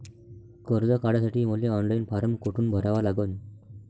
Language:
Marathi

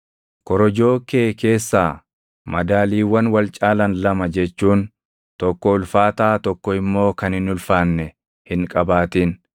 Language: Oromo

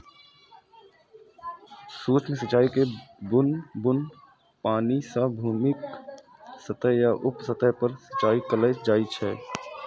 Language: Maithili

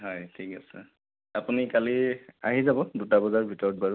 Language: Assamese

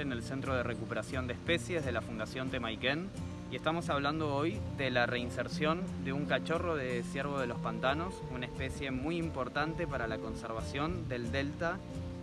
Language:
Spanish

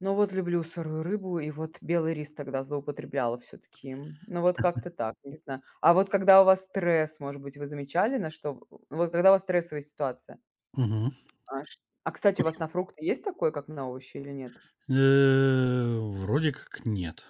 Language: Russian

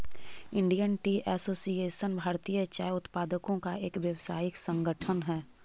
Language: Magahi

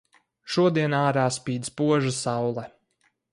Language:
Latvian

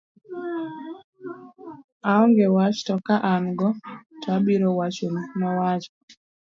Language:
Luo (Kenya and Tanzania)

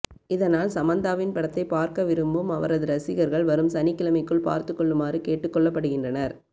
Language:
Tamil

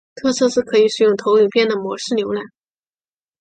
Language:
Chinese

